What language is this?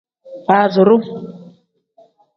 Tem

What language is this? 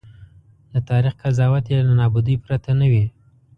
Pashto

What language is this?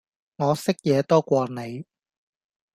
Cantonese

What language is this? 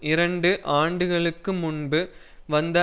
Tamil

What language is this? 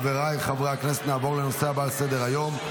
Hebrew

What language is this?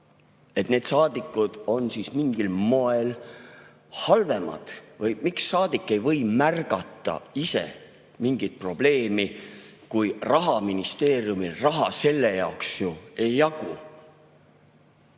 Estonian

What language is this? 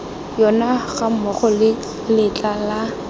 Tswana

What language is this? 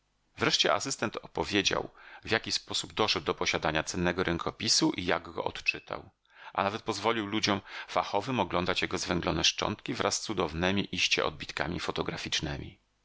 Polish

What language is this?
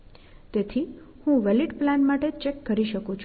Gujarati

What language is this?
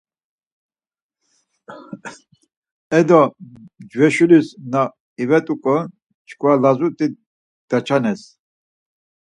Laz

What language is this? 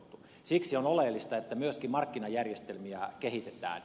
Finnish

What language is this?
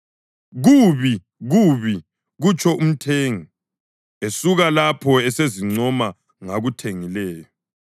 North Ndebele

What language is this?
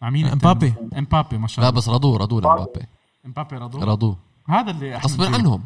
Arabic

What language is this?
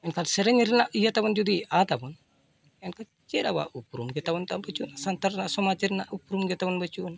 Santali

